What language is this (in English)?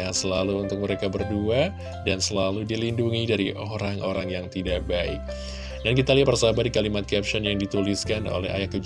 Indonesian